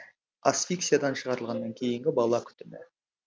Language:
Kazakh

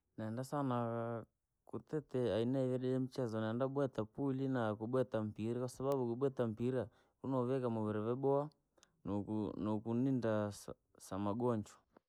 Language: Langi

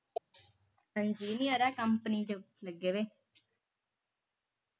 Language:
Punjabi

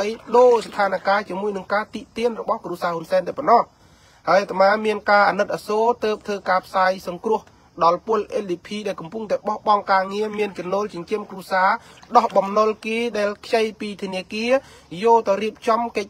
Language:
Thai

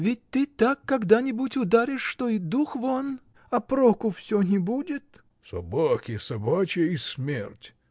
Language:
Russian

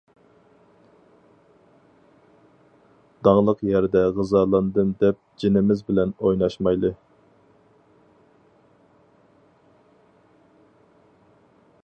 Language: Uyghur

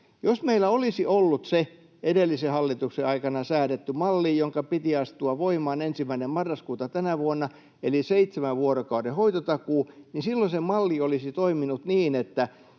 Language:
Finnish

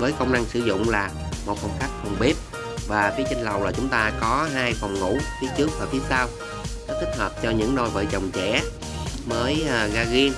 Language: Vietnamese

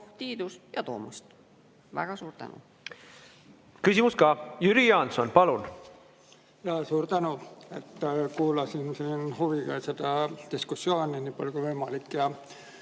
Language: Estonian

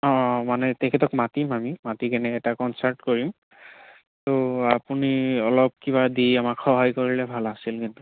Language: Assamese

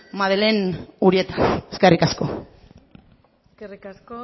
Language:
Basque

